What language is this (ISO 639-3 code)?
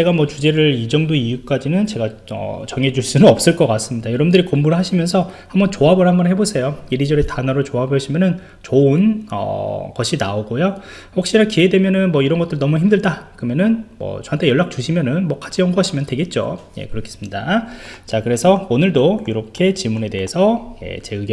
kor